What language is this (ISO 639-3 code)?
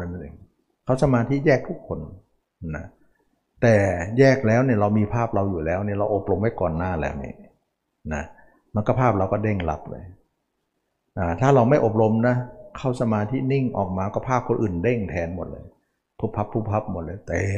tha